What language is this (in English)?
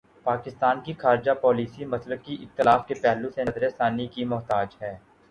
Urdu